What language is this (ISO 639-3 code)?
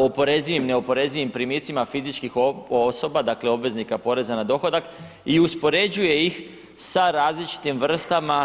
hrv